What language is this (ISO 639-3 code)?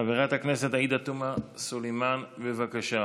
heb